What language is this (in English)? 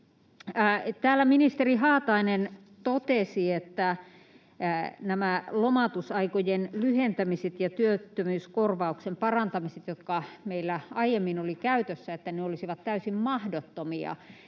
Finnish